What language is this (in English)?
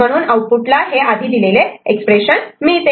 Marathi